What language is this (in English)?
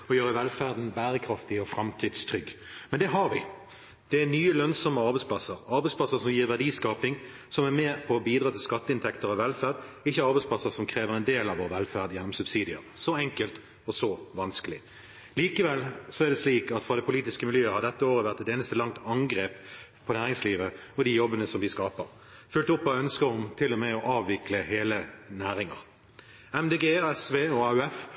Norwegian Bokmål